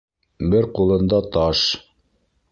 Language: Bashkir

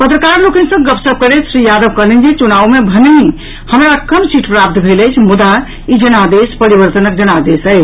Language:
Maithili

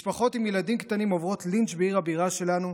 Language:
Hebrew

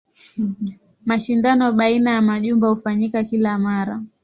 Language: Swahili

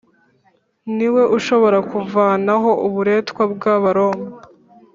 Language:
Kinyarwanda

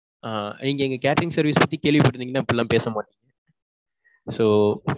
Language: Tamil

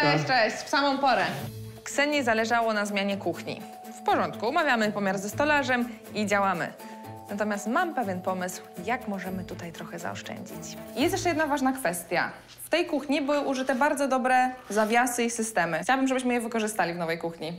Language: Polish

